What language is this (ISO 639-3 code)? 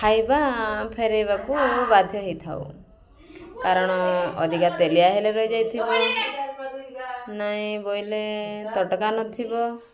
ori